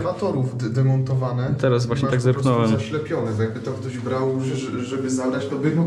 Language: Polish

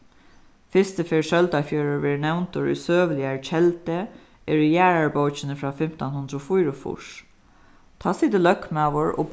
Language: Faroese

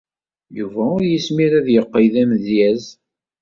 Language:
Kabyle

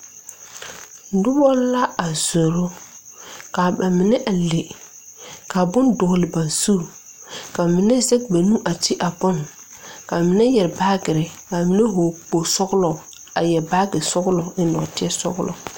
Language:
Southern Dagaare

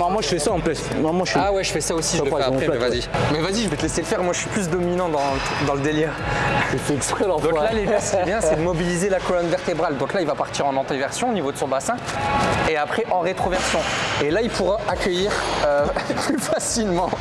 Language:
French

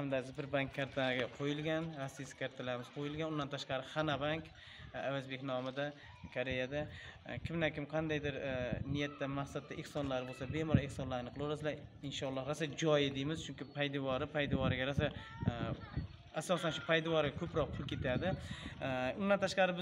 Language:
Turkish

